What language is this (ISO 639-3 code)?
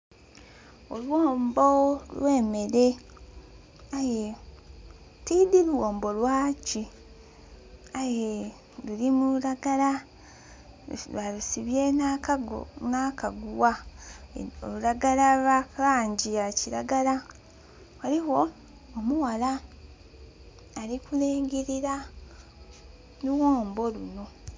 xog